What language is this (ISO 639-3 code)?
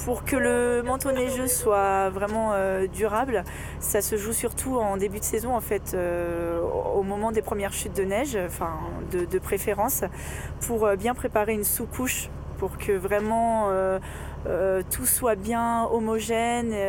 fra